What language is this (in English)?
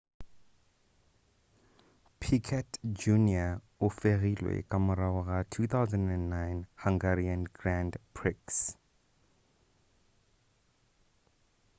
Northern Sotho